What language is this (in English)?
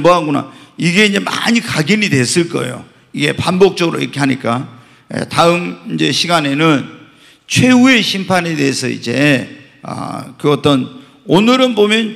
Korean